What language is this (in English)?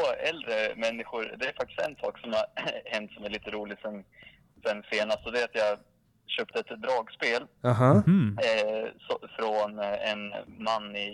Swedish